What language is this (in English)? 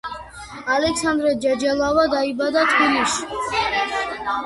Georgian